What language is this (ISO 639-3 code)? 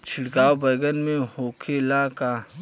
bho